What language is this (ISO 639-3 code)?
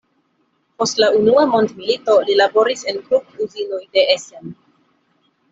epo